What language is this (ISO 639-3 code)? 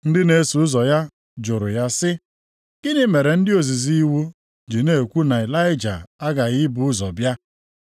ibo